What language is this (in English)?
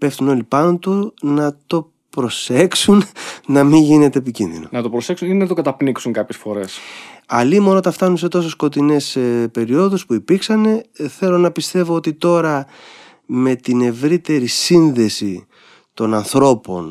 Greek